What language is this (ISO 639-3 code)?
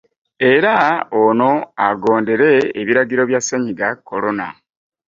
lug